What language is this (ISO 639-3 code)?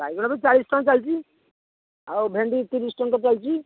ori